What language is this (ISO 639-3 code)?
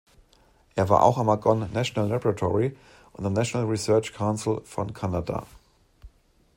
deu